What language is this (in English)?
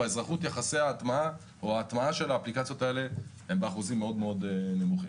Hebrew